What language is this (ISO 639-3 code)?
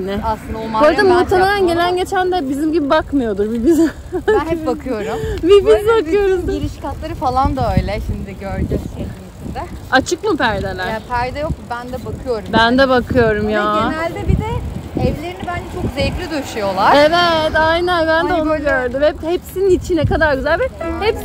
tur